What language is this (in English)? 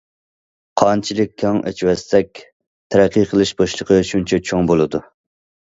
Uyghur